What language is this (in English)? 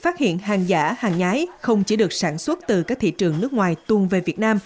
Vietnamese